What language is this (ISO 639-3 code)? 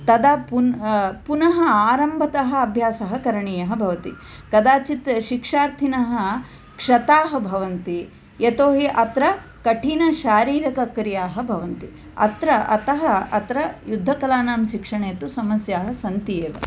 san